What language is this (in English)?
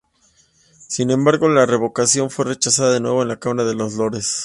Spanish